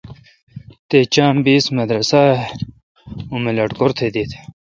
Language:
Kalkoti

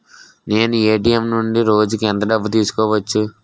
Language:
Telugu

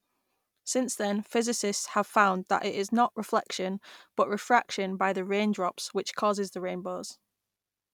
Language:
English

